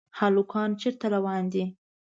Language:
Pashto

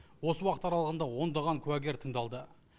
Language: Kazakh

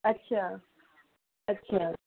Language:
Punjabi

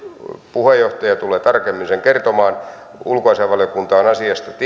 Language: Finnish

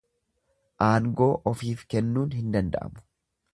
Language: Oromo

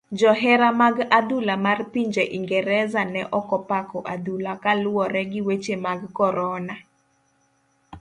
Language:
Luo (Kenya and Tanzania)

